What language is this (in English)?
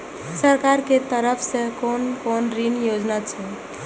Maithili